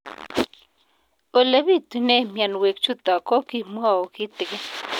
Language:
Kalenjin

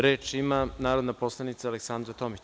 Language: Serbian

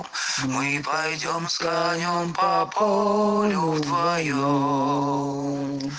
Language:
Russian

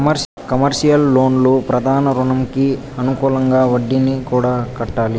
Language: Telugu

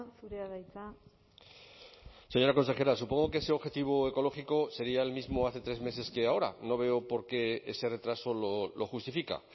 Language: Spanish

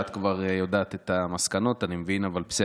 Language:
Hebrew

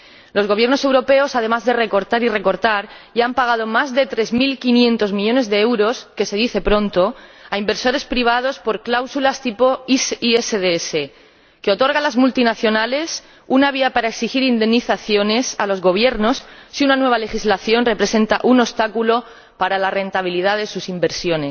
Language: Spanish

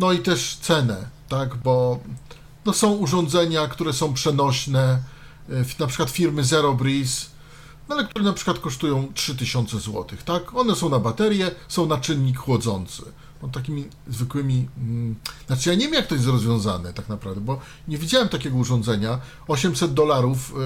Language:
Polish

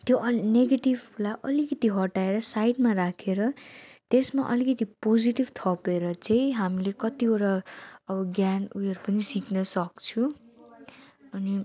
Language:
Nepali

